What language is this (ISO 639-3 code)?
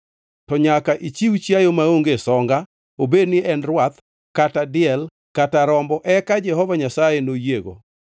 luo